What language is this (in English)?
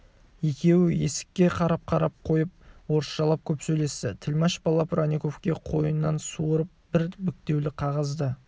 Kazakh